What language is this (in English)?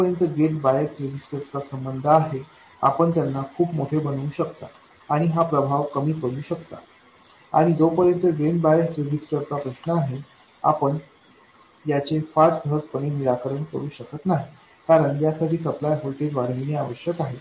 Marathi